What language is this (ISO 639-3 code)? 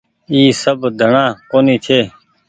gig